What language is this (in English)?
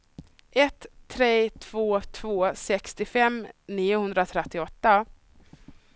Swedish